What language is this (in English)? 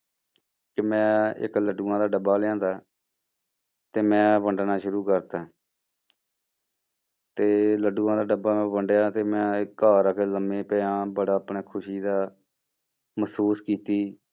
Punjabi